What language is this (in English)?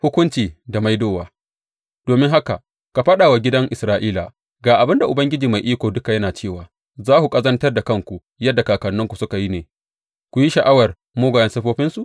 Hausa